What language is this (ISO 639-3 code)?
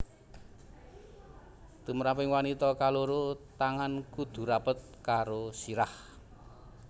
jav